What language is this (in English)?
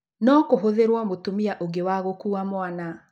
Kikuyu